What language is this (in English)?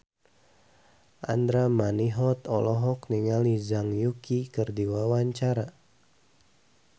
Sundanese